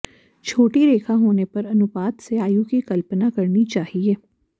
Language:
Sanskrit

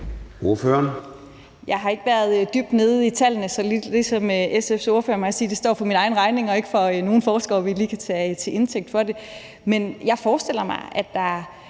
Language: Danish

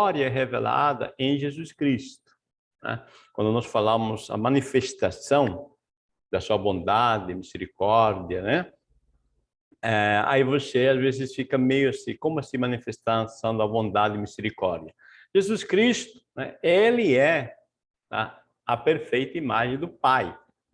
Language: Portuguese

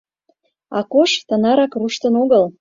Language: Mari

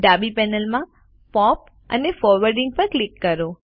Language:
Gujarati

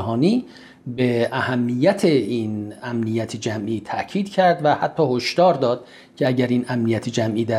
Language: Persian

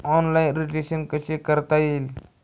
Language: Marathi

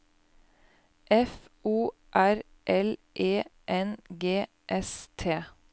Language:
Norwegian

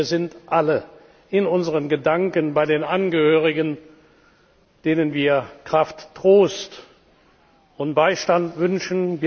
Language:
German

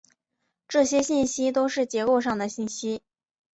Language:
Chinese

